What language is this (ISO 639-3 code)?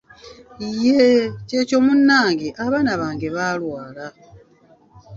lug